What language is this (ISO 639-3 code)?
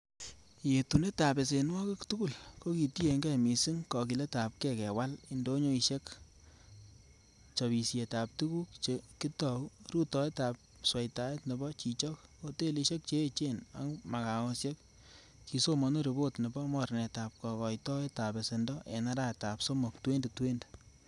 kln